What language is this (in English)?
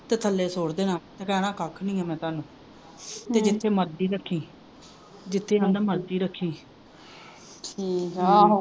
Punjabi